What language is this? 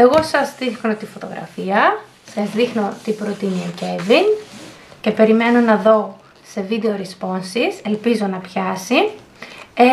Greek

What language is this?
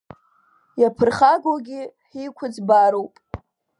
Abkhazian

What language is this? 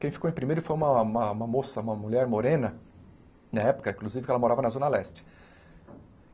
Portuguese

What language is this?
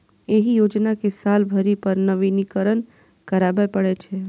Maithili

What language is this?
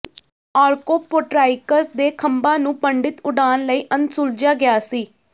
Punjabi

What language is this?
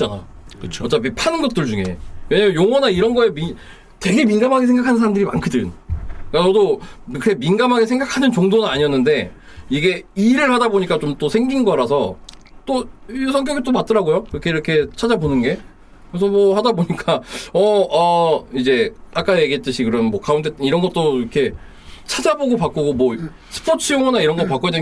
Korean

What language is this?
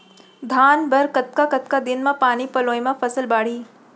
Chhattisgarhi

